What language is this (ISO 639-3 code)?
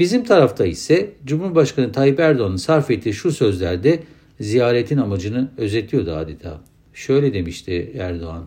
tur